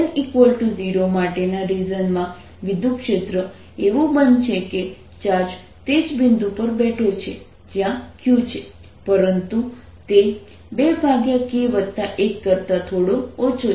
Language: Gujarati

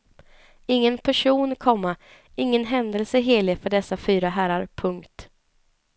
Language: Swedish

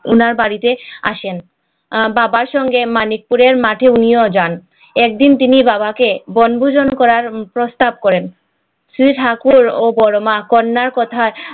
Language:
Bangla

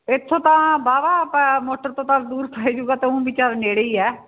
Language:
Punjabi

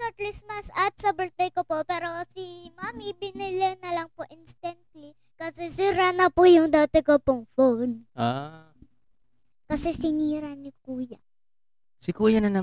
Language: Filipino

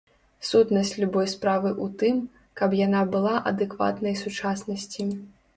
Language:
Belarusian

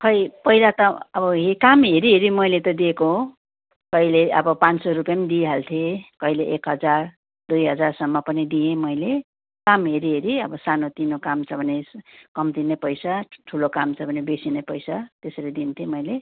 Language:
Nepali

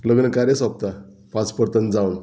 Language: Konkani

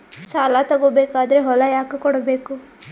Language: Kannada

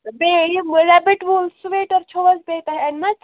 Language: Kashmiri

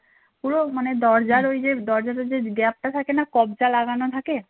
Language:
Bangla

